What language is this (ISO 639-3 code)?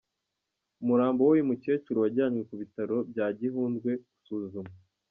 kin